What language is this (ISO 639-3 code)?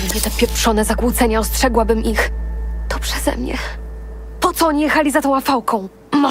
pol